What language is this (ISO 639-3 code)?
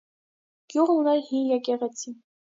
hye